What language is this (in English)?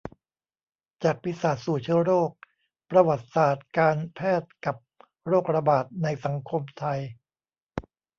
Thai